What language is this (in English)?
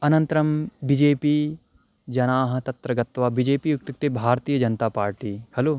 Sanskrit